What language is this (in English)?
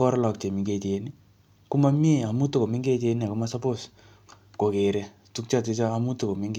Kalenjin